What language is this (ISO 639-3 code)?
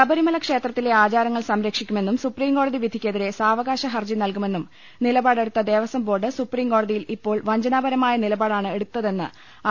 mal